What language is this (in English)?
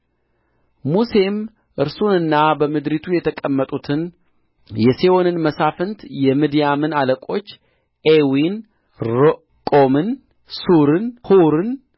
Amharic